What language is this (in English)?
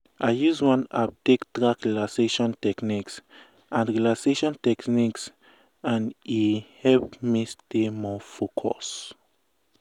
Nigerian Pidgin